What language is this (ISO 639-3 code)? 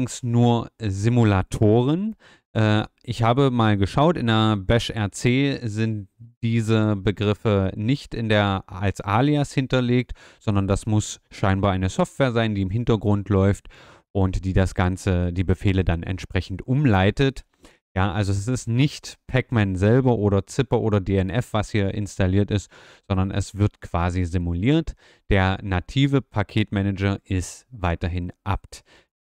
deu